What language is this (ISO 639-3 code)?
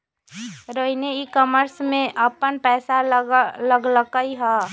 mag